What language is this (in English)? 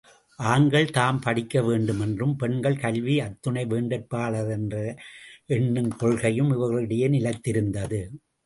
Tamil